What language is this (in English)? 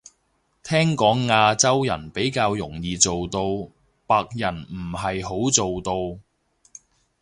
Cantonese